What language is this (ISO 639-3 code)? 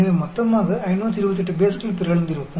tam